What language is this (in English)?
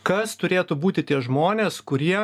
Lithuanian